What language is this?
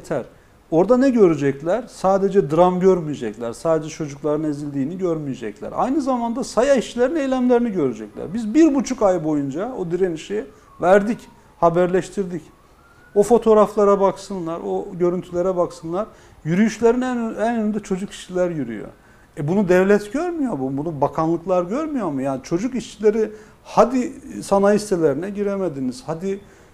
Turkish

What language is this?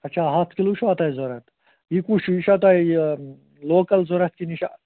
Kashmiri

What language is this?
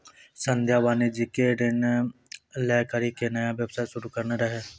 Maithili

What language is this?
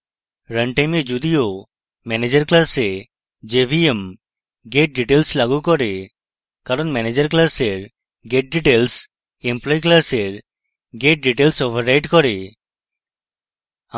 Bangla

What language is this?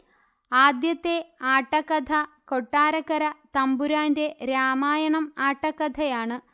Malayalam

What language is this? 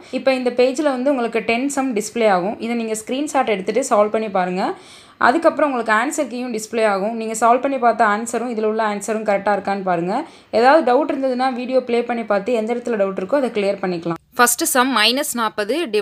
English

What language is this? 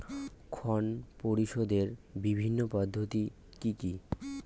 Bangla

